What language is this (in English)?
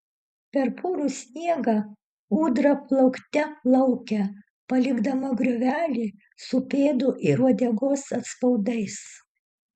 Lithuanian